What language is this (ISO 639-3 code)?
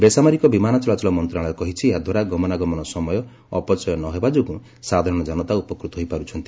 ori